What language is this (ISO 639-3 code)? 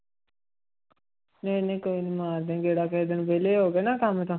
pan